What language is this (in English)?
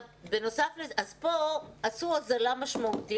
Hebrew